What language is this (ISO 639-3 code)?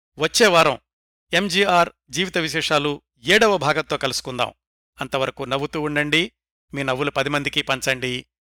tel